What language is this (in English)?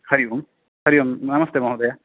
Sanskrit